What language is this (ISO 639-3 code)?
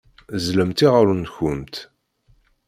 kab